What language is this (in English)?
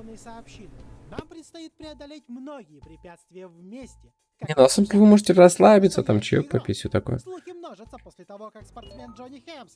Russian